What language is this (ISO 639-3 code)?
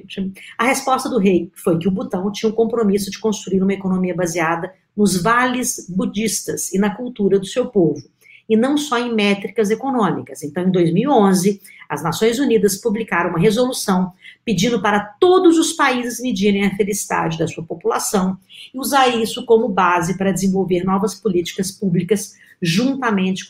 por